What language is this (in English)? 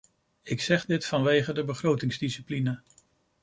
Dutch